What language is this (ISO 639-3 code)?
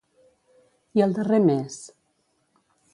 cat